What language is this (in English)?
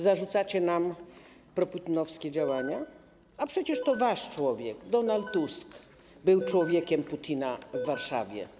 Polish